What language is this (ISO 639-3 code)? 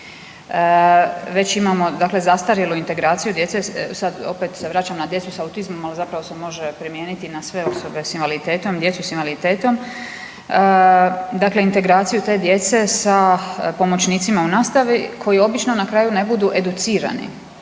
hrv